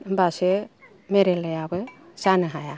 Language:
Bodo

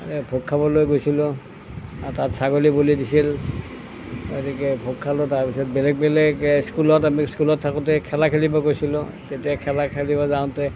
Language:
Assamese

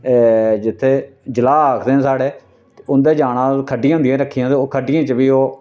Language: Dogri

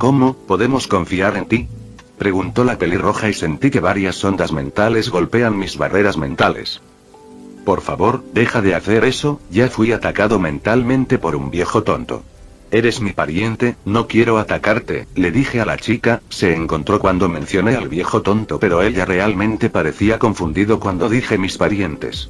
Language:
Spanish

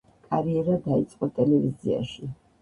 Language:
Georgian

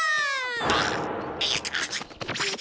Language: Japanese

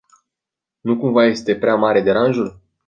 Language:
Romanian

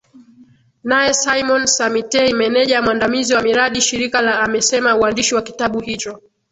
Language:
Swahili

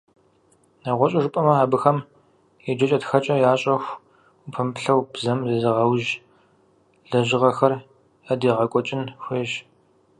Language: Kabardian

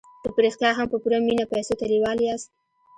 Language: Pashto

